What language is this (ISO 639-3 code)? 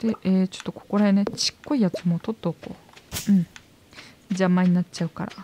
jpn